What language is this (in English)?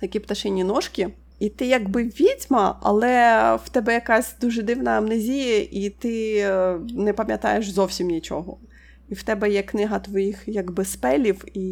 Ukrainian